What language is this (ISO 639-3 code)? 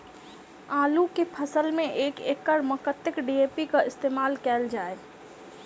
mai